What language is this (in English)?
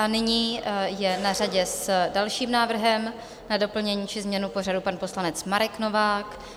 Czech